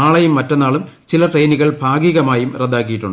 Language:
Malayalam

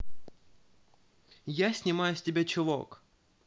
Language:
Russian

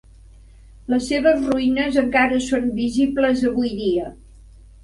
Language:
Catalan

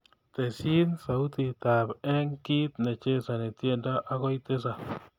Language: Kalenjin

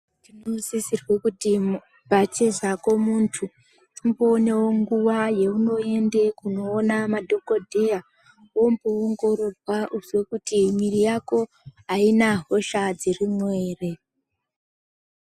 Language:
Ndau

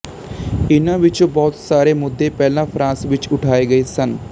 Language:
Punjabi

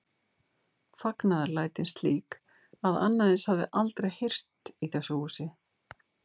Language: Icelandic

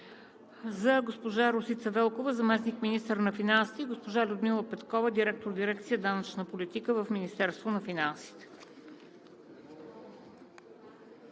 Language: Bulgarian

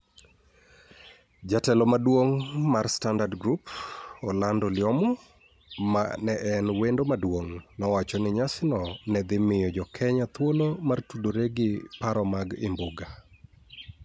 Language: Luo (Kenya and Tanzania)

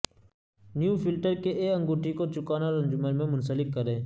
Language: Urdu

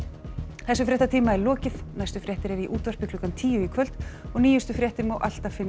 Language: Icelandic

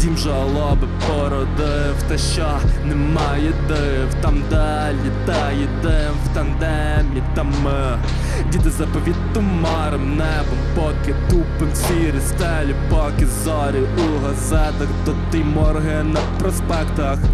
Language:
Ukrainian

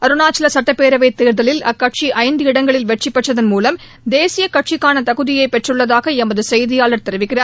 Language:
Tamil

